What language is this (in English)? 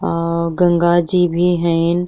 Bhojpuri